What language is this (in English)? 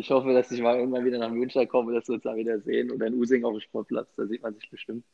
German